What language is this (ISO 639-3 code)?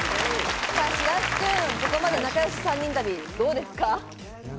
jpn